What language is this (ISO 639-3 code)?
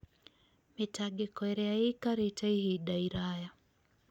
kik